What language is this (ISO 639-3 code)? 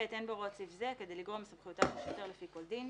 heb